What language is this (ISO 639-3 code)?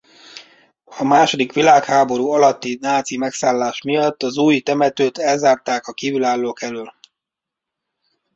hun